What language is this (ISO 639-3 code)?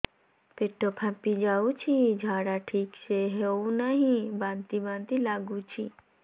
ori